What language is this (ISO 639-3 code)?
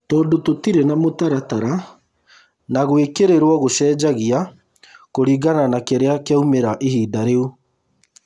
kik